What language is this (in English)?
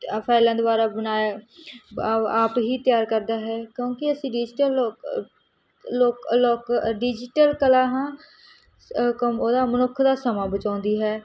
Punjabi